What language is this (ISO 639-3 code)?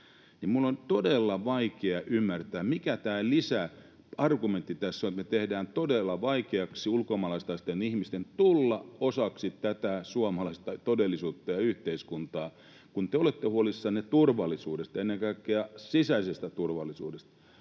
fin